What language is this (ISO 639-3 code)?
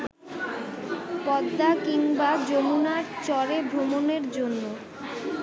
ben